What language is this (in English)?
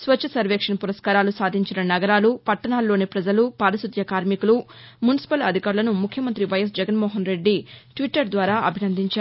Telugu